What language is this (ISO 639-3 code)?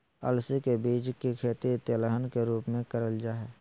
mag